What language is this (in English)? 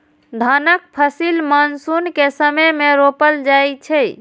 Maithili